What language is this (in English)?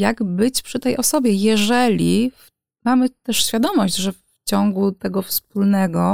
Polish